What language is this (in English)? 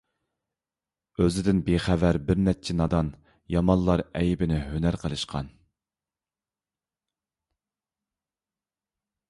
Uyghur